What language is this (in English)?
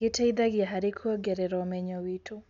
Kikuyu